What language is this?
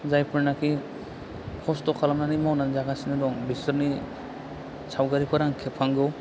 Bodo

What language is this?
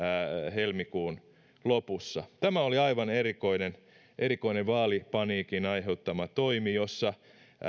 Finnish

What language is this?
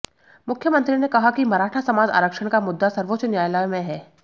Hindi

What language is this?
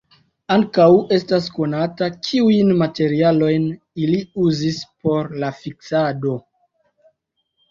Esperanto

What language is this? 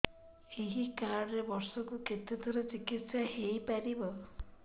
Odia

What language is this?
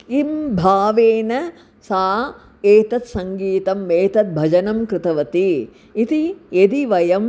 Sanskrit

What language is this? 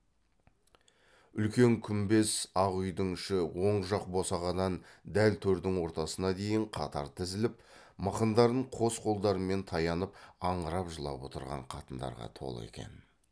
Kazakh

